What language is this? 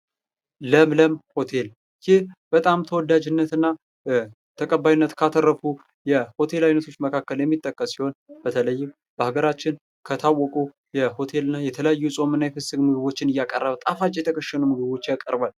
Amharic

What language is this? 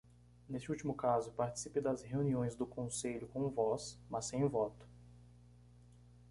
Portuguese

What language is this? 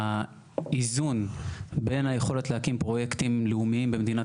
Hebrew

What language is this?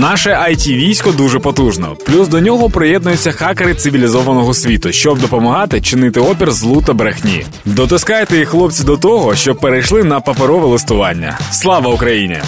Ukrainian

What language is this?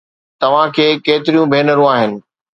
Sindhi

